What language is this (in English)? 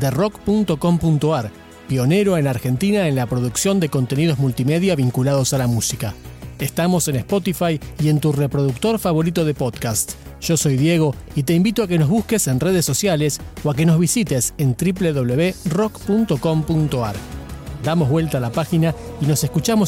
Spanish